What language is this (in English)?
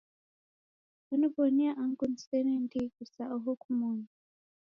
Taita